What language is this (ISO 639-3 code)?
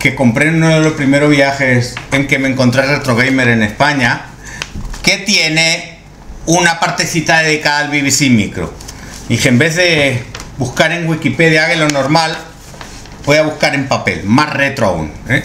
spa